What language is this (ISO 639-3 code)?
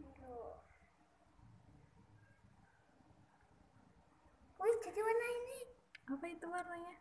ind